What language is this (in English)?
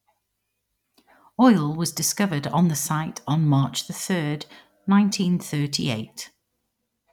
English